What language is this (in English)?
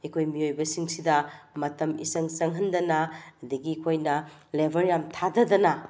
Manipuri